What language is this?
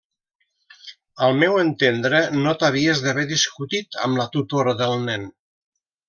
Catalan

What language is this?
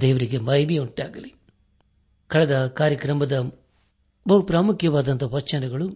Kannada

